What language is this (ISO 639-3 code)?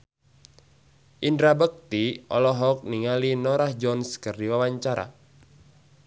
sun